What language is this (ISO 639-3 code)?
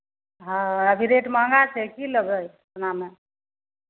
mai